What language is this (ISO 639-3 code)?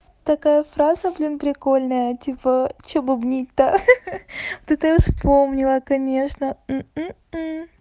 rus